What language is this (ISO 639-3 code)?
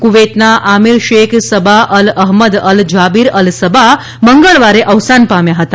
guj